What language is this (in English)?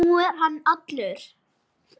Icelandic